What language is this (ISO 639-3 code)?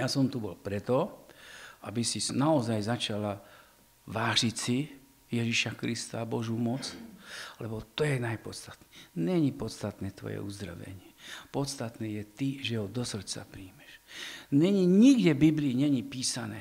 slk